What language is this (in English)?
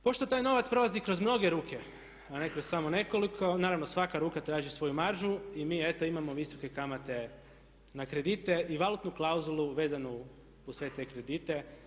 Croatian